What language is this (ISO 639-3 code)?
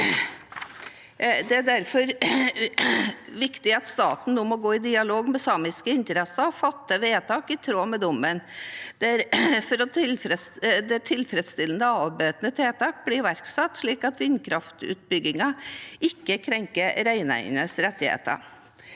nor